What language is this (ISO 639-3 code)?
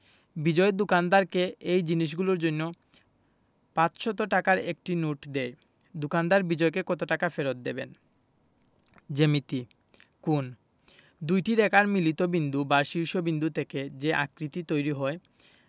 ben